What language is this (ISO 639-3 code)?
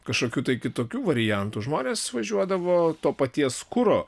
lit